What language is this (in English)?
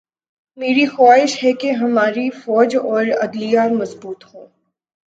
Urdu